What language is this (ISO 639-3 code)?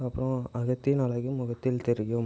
tam